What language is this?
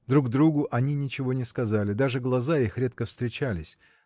Russian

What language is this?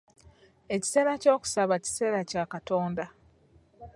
Ganda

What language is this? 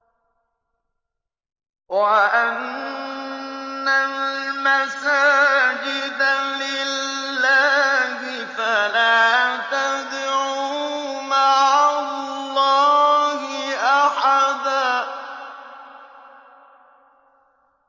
Arabic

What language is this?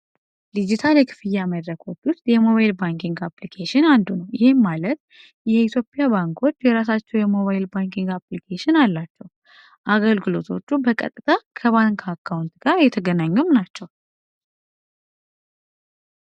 Amharic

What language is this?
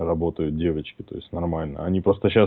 Russian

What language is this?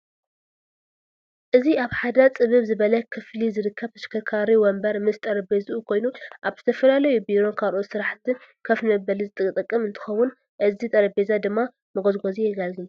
Tigrinya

